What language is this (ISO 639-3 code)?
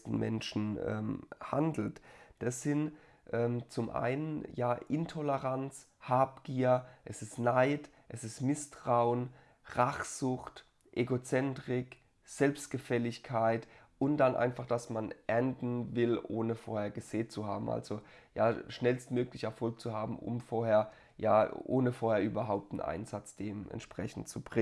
deu